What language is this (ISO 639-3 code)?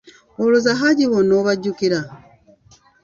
lug